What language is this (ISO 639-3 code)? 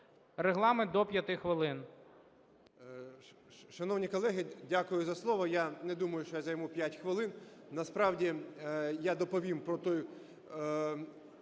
ukr